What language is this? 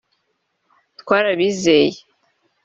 Kinyarwanda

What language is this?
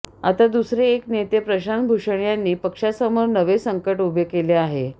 Marathi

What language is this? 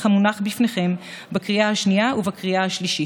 Hebrew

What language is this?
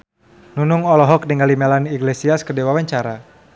Sundanese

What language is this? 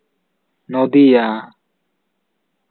Santali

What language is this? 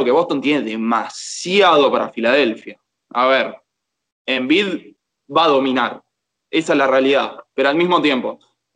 Spanish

